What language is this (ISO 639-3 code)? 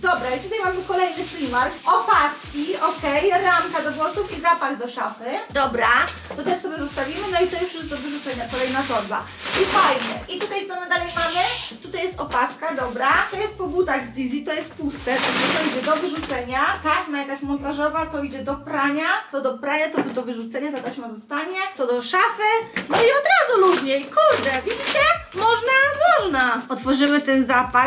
pol